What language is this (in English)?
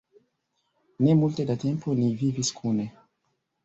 Esperanto